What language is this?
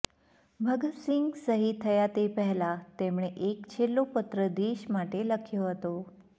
Gujarati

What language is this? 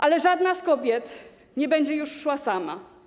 Polish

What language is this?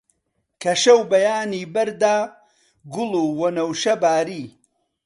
Central Kurdish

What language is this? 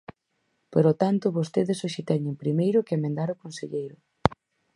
Galician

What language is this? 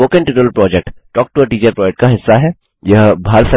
Hindi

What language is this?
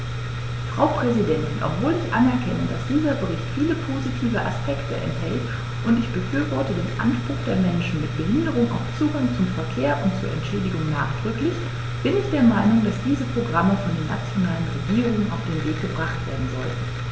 German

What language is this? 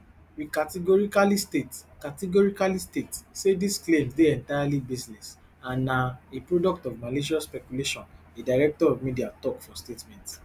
Nigerian Pidgin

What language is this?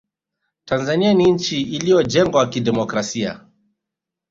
Swahili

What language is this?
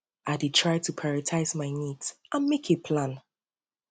Nigerian Pidgin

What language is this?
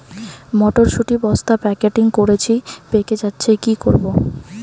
Bangla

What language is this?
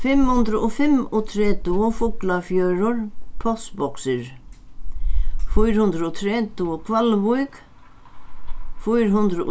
Faroese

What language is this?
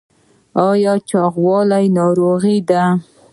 Pashto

